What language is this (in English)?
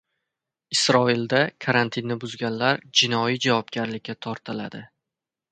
Uzbek